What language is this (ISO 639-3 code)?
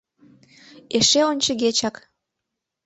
chm